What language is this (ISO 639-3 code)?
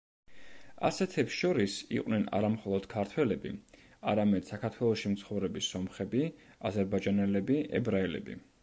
kat